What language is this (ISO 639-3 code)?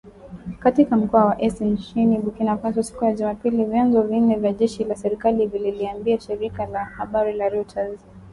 swa